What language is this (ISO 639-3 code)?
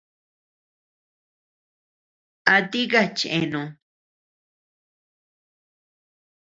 cux